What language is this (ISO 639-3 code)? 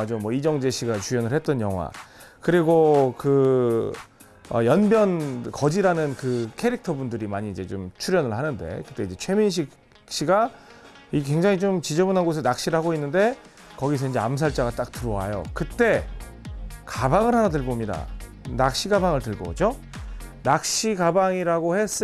kor